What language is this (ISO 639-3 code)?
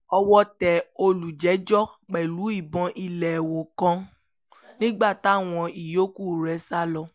yor